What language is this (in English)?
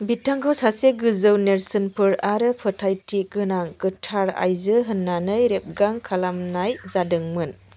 Bodo